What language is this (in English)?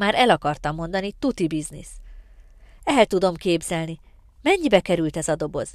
Hungarian